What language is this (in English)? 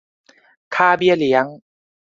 Thai